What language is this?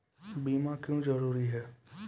Maithili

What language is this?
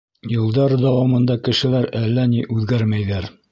Bashkir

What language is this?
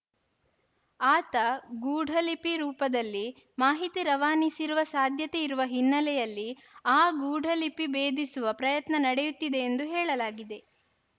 Kannada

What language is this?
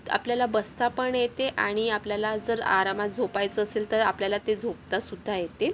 Marathi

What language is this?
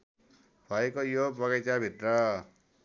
Nepali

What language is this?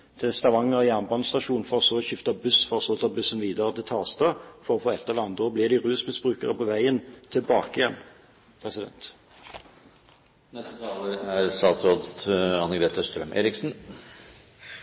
Norwegian Bokmål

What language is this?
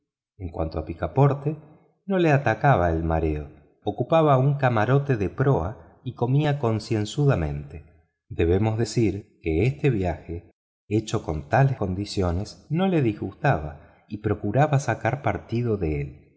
Spanish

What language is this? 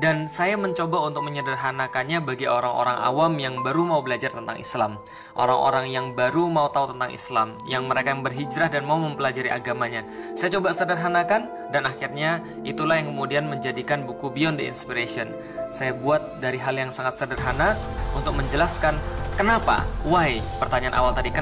Indonesian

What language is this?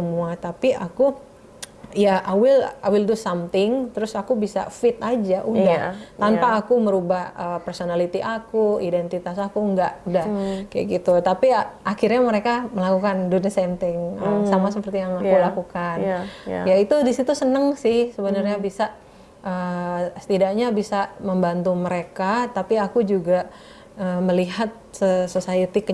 Indonesian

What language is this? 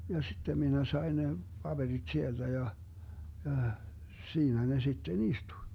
Finnish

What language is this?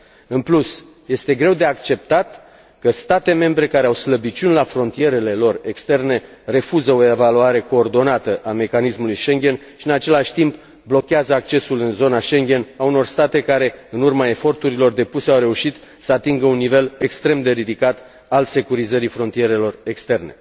Romanian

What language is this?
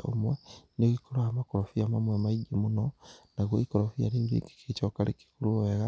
Kikuyu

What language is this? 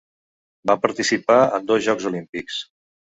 Catalan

